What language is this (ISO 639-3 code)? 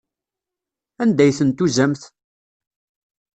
kab